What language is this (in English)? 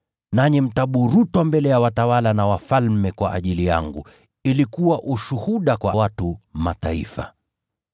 Swahili